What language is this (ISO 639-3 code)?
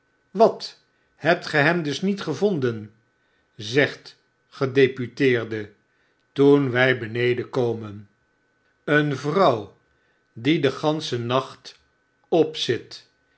nld